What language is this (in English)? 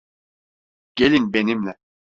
Turkish